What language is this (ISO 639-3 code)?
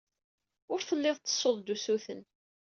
kab